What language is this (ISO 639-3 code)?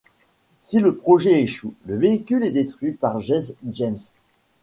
fra